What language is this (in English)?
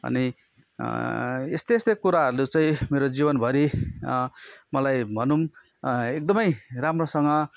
Nepali